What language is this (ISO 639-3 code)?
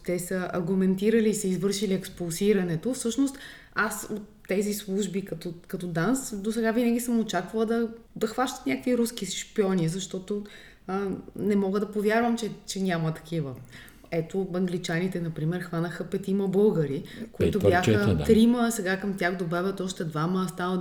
bul